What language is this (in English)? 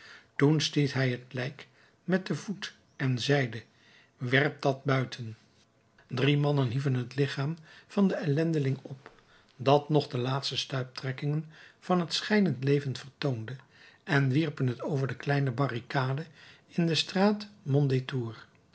Dutch